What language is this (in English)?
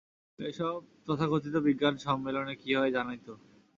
Bangla